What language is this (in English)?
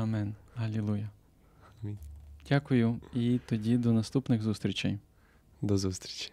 Ukrainian